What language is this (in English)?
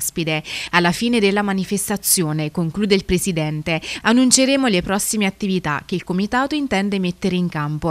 Italian